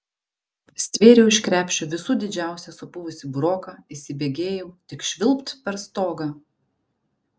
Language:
Lithuanian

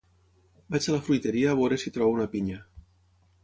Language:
Catalan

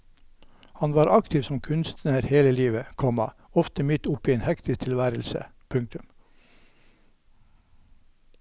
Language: Norwegian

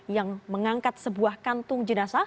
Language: Indonesian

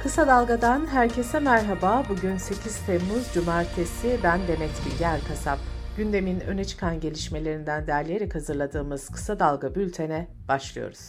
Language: Turkish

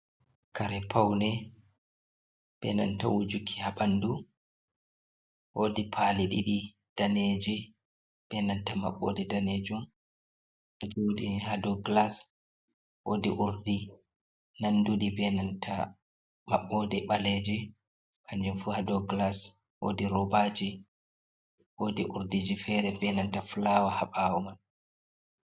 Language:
Fula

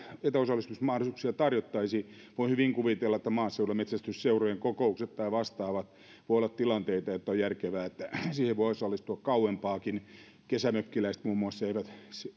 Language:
Finnish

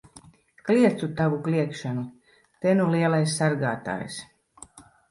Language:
Latvian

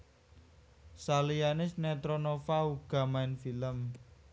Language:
Javanese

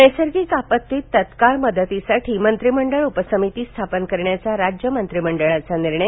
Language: Marathi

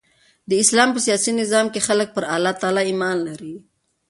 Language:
Pashto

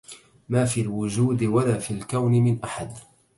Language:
Arabic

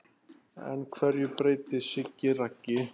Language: Icelandic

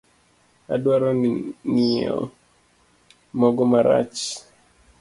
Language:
Luo (Kenya and Tanzania)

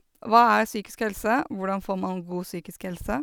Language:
Norwegian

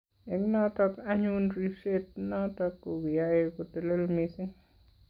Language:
Kalenjin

